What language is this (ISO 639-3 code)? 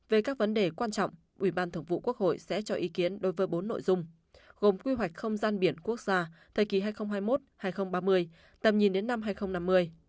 vie